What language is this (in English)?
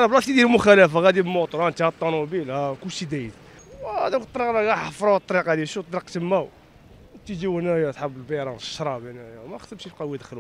Arabic